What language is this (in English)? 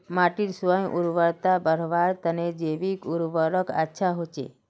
Magahi